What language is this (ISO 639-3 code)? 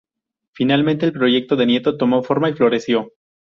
spa